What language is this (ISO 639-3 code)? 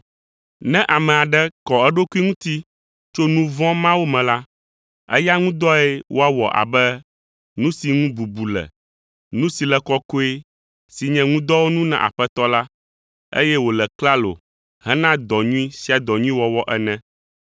ewe